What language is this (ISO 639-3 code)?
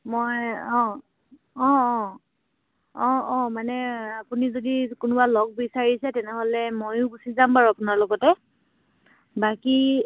asm